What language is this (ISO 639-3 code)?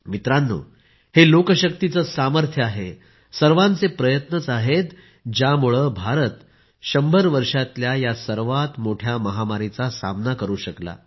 mar